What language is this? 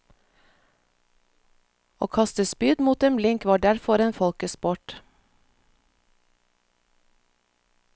Norwegian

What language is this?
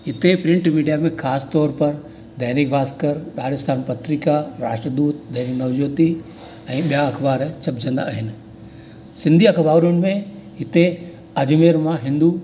Sindhi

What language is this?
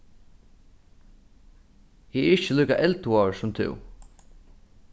Faroese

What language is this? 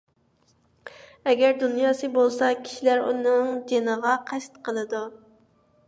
Uyghur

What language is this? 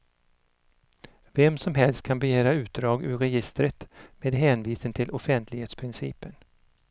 Swedish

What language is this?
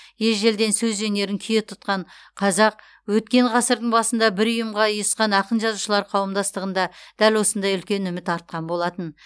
Kazakh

